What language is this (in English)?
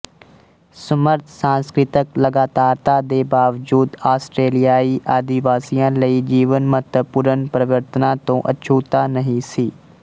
Punjabi